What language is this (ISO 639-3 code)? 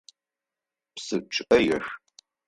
ady